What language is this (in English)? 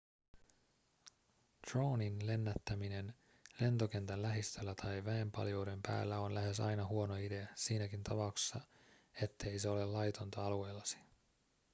Finnish